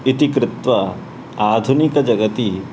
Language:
Sanskrit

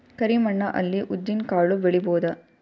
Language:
Kannada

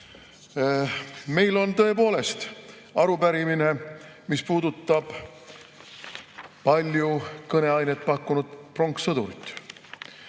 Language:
Estonian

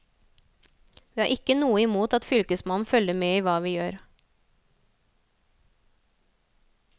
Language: Norwegian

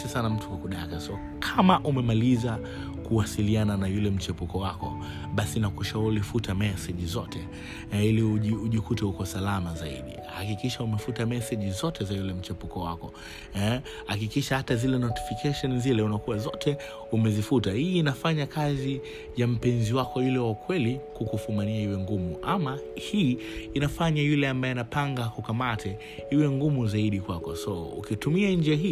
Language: Swahili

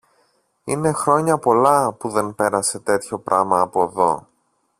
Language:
Greek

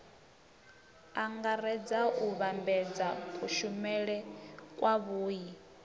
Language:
Venda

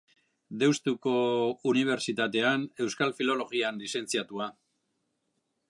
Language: Basque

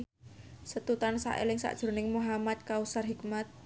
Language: Javanese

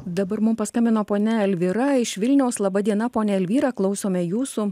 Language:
Lithuanian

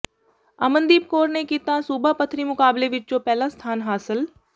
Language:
Punjabi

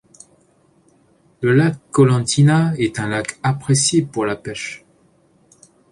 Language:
French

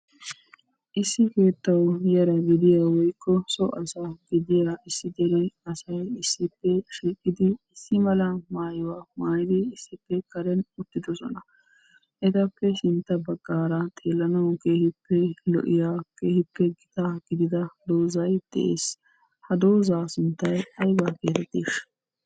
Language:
Wolaytta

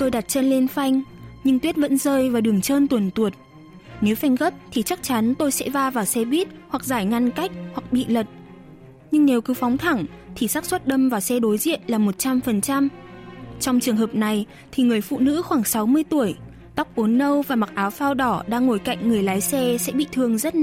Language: Vietnamese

